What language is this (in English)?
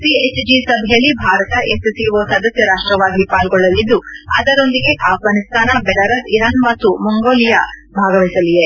Kannada